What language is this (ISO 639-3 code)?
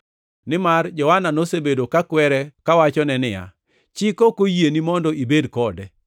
luo